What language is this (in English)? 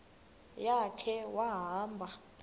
Xhosa